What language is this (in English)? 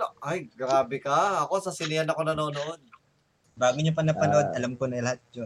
Filipino